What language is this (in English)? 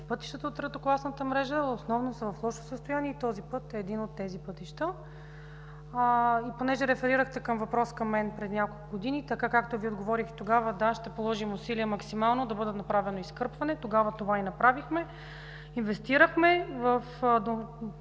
Bulgarian